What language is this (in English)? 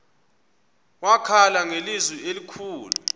Xhosa